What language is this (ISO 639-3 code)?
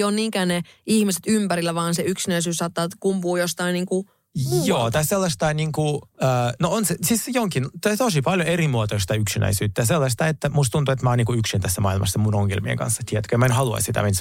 fin